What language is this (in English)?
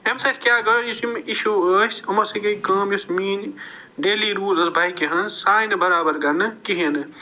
Kashmiri